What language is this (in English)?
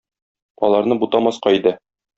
Tatar